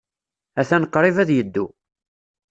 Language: Kabyle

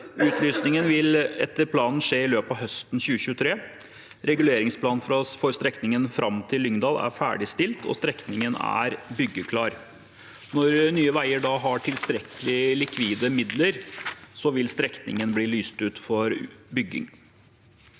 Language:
Norwegian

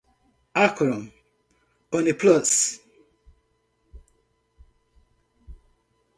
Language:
Portuguese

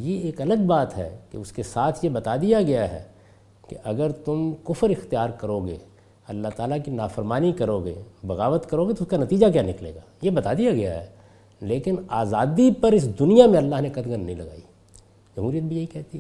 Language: Urdu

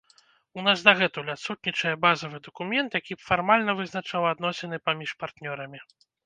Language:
Belarusian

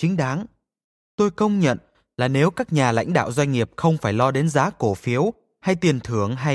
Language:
Vietnamese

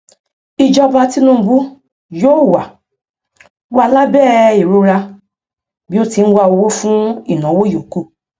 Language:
Yoruba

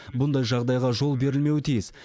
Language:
Kazakh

